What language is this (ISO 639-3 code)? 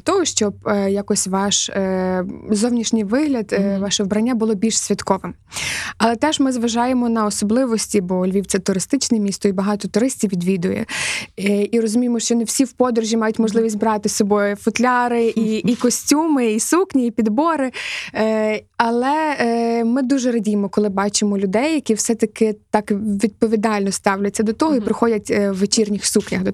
ukr